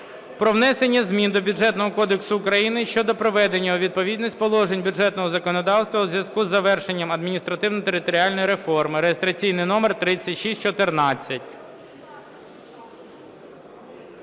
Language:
Ukrainian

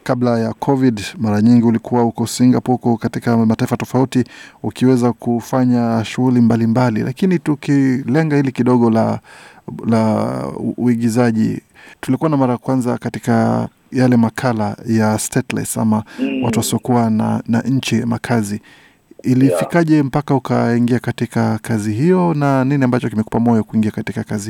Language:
Swahili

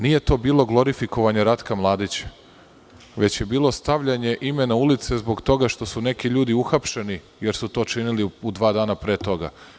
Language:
Serbian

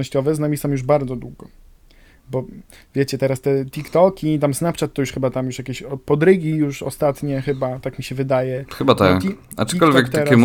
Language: Polish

